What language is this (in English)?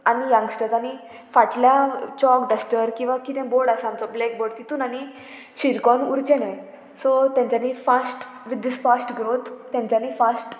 Konkani